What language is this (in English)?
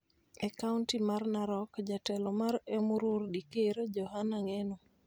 Luo (Kenya and Tanzania)